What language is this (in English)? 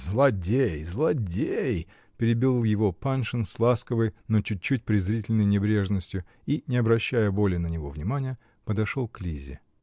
Russian